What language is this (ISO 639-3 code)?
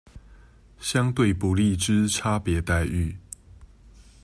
zho